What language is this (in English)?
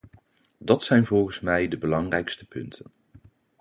Dutch